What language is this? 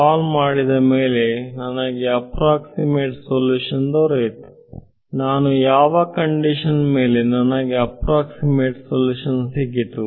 Kannada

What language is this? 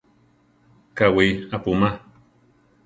Central Tarahumara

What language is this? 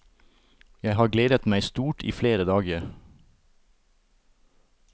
Norwegian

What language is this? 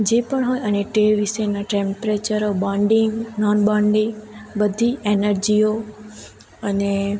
Gujarati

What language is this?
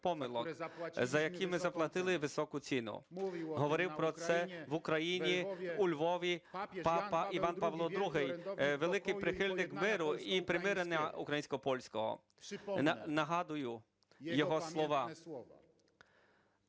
Ukrainian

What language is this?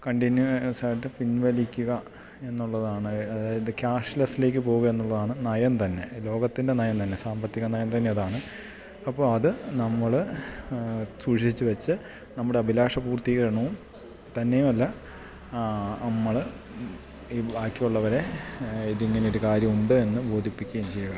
Malayalam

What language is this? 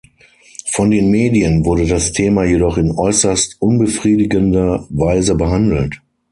German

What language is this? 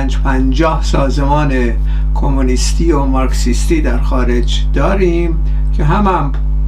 Persian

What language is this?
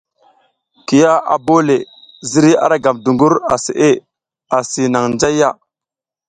South Giziga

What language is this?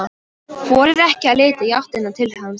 Icelandic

